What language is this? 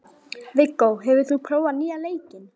Icelandic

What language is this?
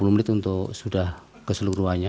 Indonesian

